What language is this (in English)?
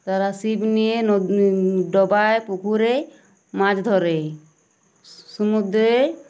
Bangla